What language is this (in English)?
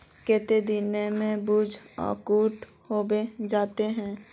Magahi